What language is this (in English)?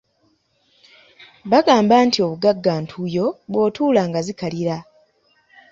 Ganda